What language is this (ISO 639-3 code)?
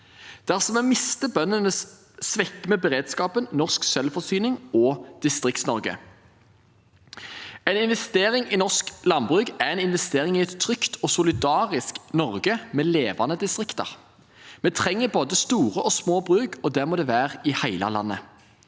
nor